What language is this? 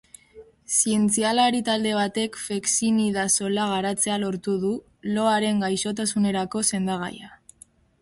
Basque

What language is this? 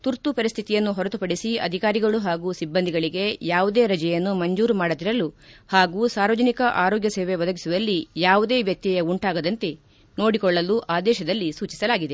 Kannada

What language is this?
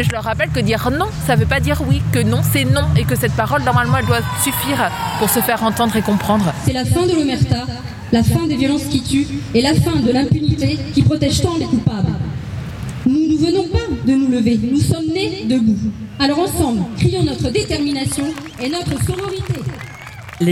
French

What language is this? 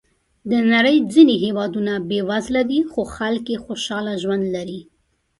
Pashto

